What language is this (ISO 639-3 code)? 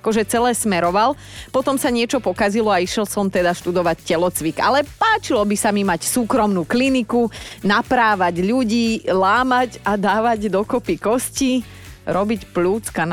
slk